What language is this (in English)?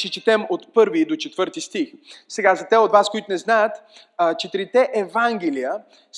Bulgarian